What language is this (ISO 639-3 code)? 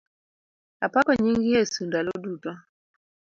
luo